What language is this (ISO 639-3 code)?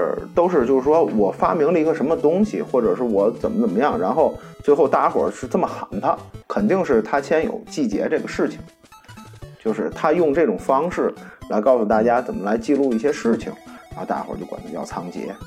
zho